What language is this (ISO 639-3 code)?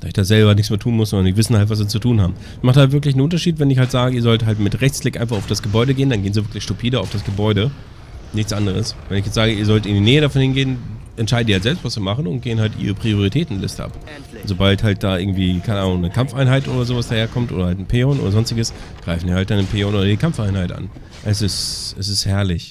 deu